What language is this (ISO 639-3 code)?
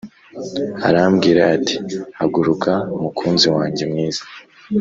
kin